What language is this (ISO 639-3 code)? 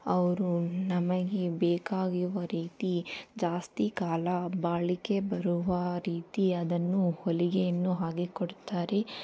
kan